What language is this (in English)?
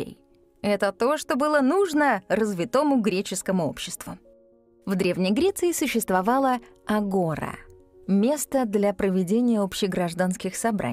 Russian